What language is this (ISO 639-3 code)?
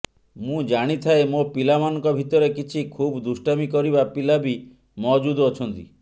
ori